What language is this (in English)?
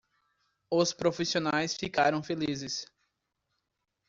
Portuguese